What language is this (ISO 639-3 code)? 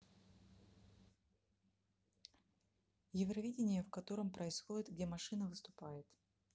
rus